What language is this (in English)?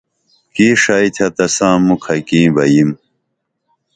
Dameli